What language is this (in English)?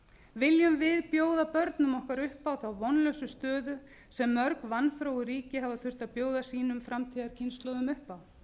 Icelandic